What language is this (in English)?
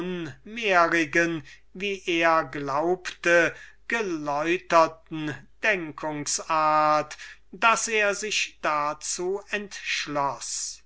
German